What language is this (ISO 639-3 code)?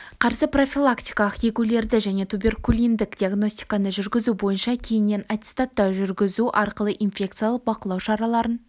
kaz